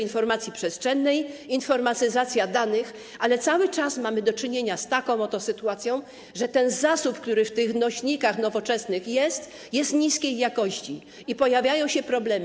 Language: Polish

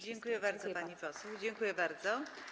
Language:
Polish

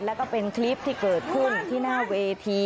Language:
Thai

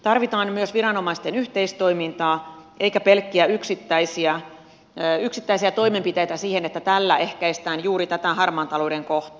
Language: Finnish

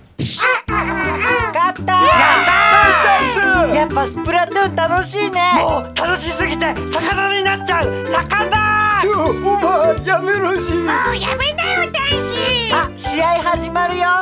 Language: Japanese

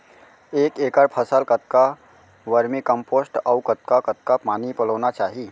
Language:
Chhattisgarhi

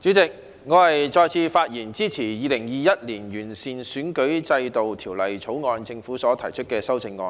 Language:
Cantonese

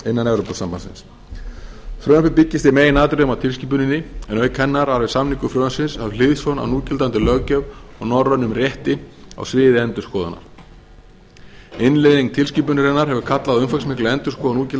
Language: Icelandic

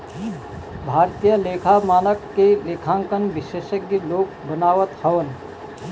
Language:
Bhojpuri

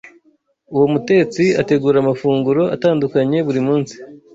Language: Kinyarwanda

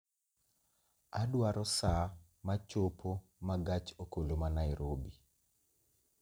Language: Luo (Kenya and Tanzania)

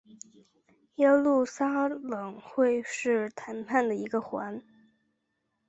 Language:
Chinese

